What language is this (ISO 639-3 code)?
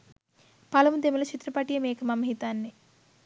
sin